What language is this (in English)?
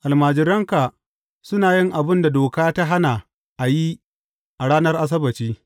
Hausa